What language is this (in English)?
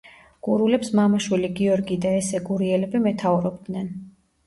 Georgian